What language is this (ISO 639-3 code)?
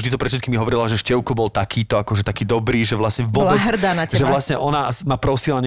slk